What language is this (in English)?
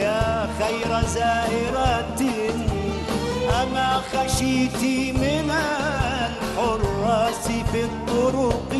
Arabic